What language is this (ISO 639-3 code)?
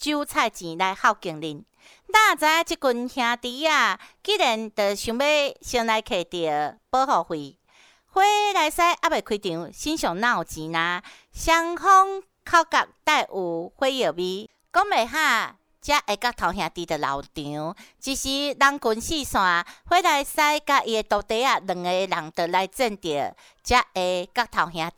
zho